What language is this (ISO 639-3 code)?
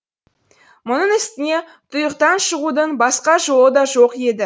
kaz